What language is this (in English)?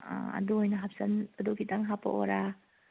Manipuri